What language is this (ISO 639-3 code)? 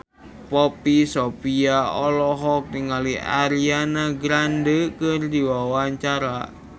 sun